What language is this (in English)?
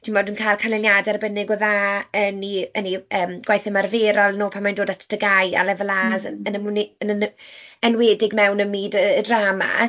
Welsh